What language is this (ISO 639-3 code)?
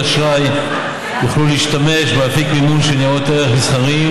heb